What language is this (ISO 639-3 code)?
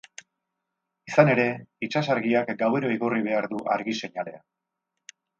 eus